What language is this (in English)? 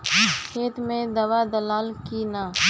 Bhojpuri